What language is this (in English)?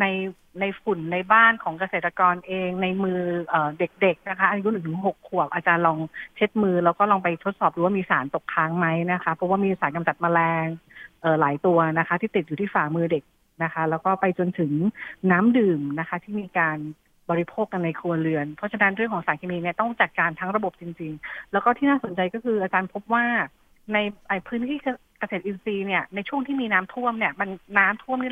Thai